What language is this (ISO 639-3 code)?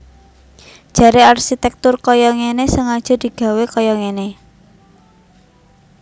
jav